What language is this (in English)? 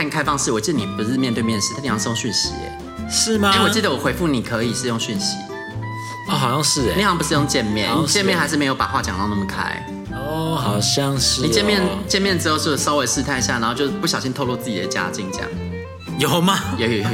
Chinese